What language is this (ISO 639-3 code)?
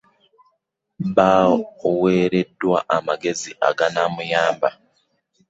lug